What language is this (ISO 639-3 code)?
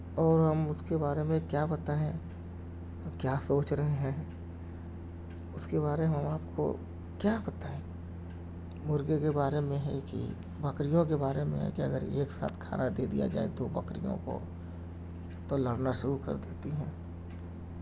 urd